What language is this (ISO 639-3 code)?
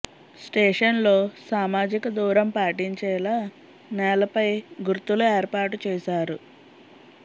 tel